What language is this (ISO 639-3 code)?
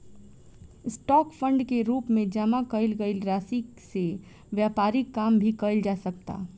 bho